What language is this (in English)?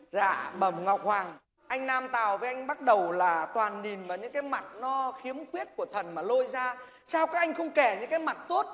Vietnamese